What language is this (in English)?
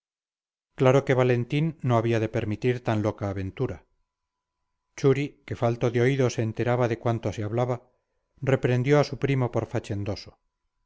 Spanish